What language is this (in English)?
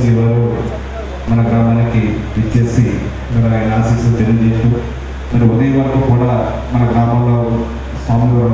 Indonesian